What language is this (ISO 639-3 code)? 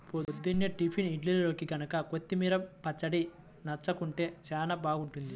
tel